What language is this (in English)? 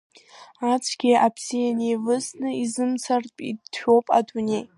Abkhazian